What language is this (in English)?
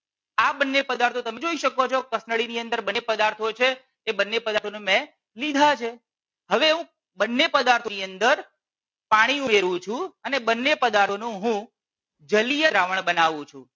Gujarati